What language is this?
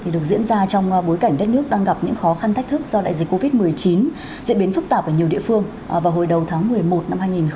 Vietnamese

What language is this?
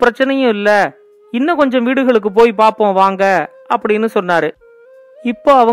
Tamil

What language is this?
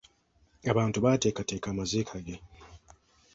Ganda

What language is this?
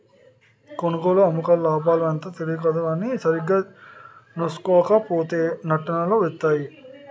Telugu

